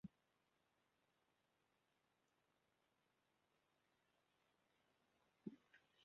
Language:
Welsh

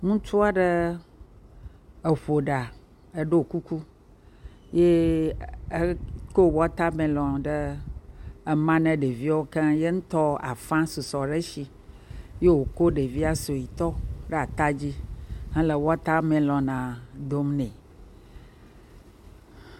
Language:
Ewe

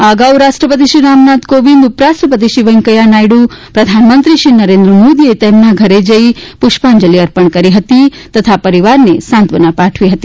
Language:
Gujarati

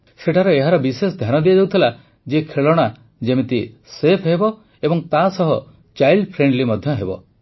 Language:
Odia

